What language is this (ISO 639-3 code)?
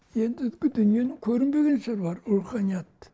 kaz